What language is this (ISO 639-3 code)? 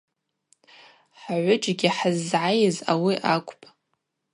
abq